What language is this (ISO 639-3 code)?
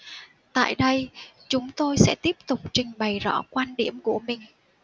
vie